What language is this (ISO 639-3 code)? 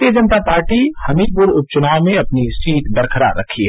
hin